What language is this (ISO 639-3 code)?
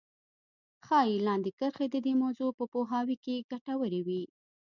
pus